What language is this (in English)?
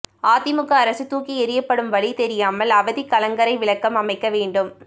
Tamil